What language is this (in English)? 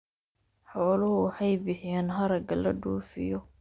Somali